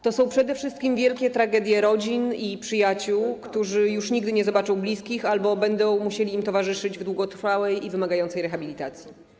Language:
Polish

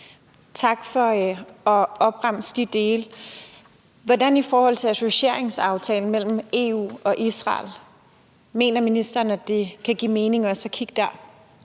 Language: Danish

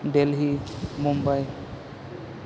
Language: Bodo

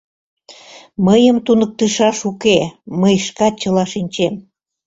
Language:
Mari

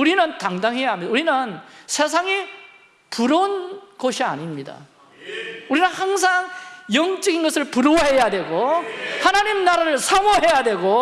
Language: Korean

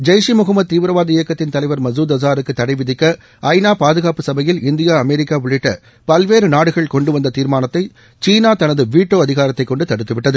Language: Tamil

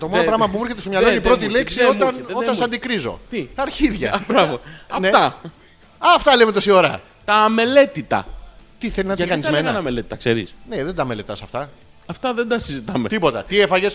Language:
Greek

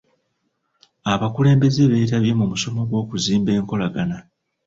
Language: Ganda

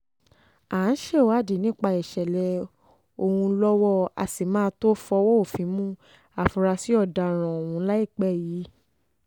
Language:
Yoruba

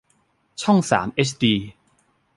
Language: Thai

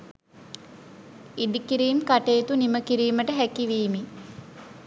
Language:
Sinhala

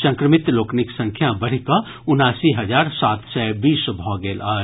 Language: Maithili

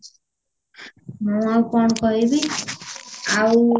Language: Odia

